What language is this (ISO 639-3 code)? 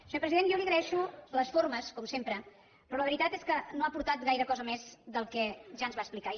cat